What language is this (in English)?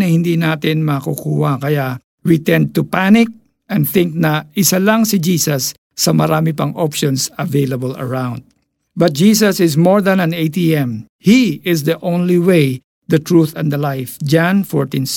Filipino